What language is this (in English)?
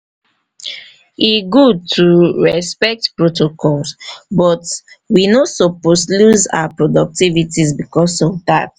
Nigerian Pidgin